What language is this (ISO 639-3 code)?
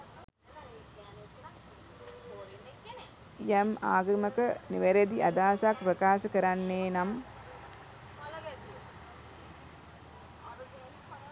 sin